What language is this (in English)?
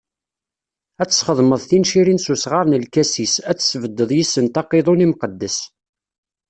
Kabyle